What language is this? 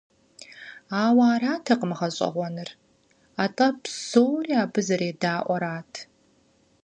Kabardian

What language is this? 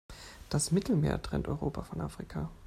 German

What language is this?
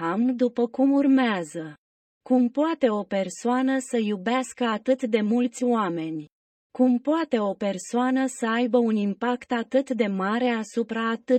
Romanian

